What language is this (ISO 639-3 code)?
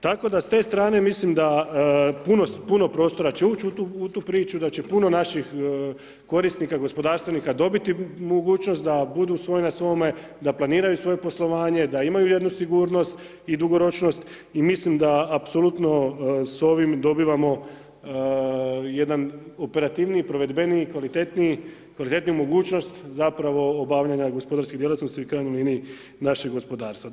hrv